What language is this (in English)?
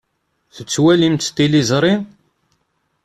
Kabyle